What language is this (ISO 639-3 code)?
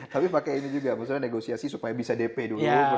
ind